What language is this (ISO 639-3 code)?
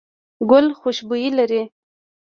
pus